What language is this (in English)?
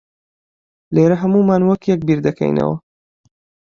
Central Kurdish